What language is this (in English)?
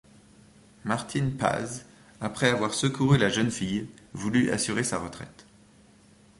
French